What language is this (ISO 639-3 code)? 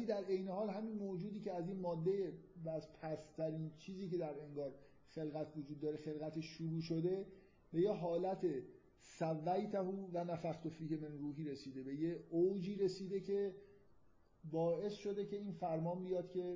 fas